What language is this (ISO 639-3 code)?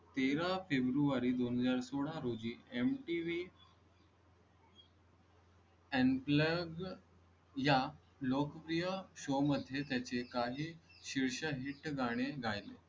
mar